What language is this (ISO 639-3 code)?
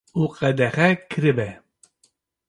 kur